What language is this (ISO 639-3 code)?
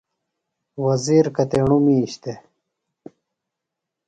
phl